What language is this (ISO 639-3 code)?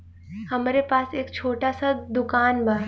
bho